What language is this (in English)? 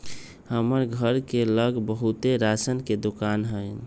Magahi